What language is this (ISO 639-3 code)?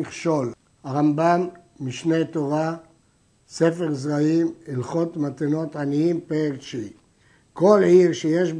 heb